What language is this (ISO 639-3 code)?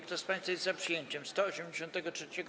pol